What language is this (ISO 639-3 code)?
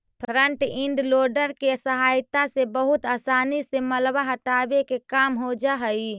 mag